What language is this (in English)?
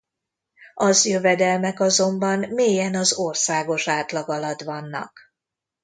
Hungarian